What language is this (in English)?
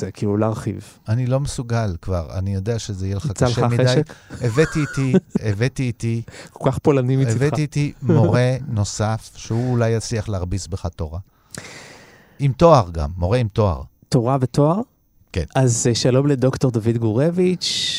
Hebrew